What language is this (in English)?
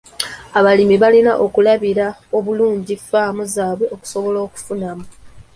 Ganda